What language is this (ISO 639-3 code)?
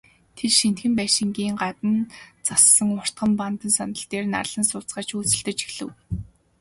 mon